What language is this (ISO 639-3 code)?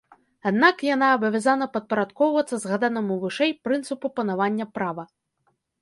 bel